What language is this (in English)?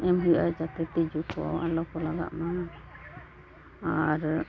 Santali